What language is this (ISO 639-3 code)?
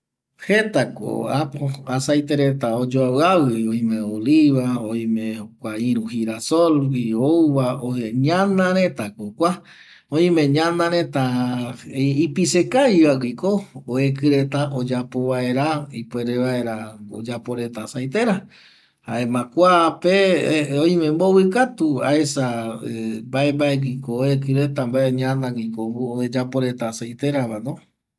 gui